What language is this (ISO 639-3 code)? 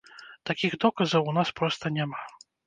bel